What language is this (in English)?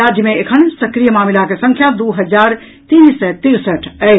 Maithili